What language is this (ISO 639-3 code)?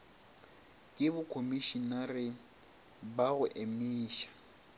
nso